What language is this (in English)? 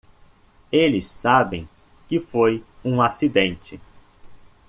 Portuguese